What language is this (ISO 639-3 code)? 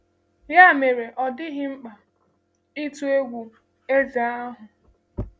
ibo